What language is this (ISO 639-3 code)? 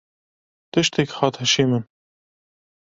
kur